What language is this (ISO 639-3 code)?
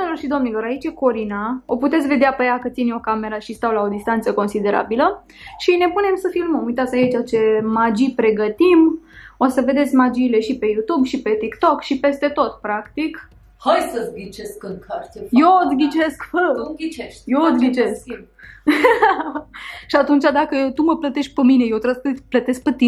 ron